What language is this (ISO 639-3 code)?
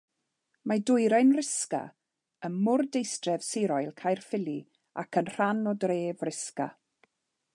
cym